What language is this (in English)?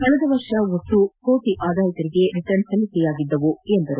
Kannada